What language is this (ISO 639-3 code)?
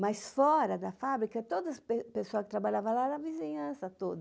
por